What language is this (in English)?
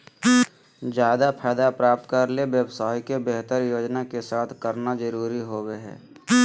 Magahi